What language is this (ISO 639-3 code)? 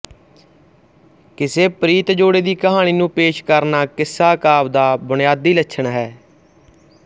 pan